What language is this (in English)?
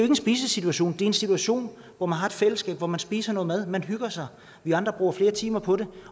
Danish